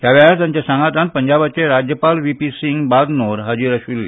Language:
Konkani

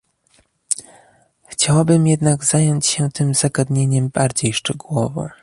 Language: Polish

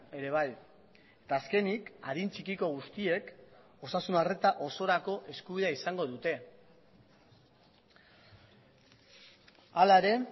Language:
Basque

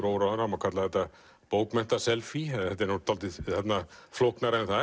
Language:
Icelandic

